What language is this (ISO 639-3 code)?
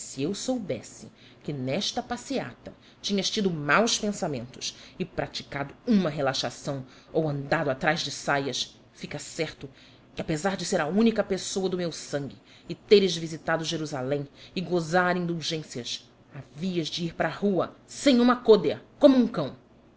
por